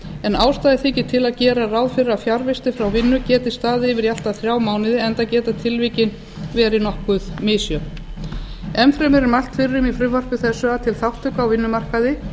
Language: Icelandic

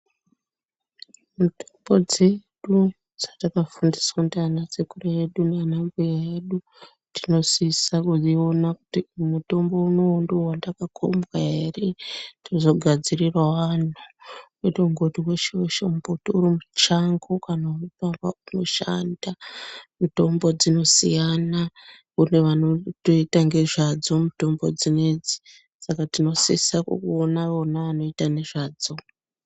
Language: Ndau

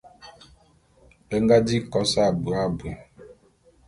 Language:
Bulu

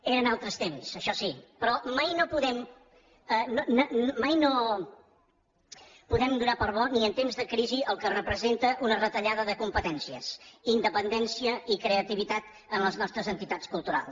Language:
Catalan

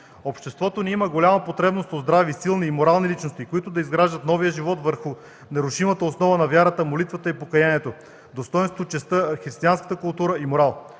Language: Bulgarian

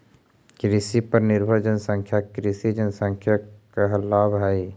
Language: Magahi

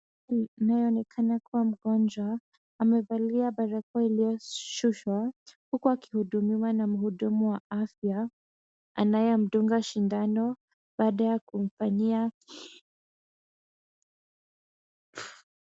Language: Swahili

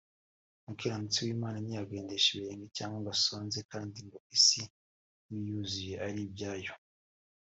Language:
Kinyarwanda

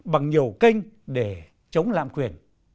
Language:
Vietnamese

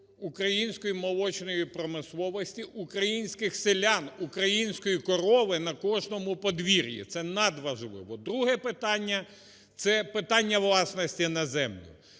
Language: Ukrainian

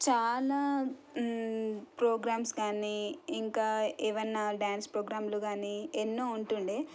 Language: Telugu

